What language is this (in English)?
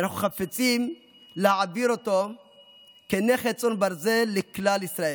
Hebrew